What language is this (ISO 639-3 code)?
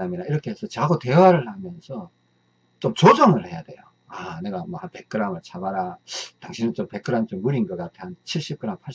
kor